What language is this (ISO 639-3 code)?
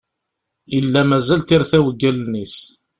kab